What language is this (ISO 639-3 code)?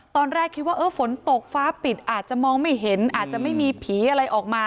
tha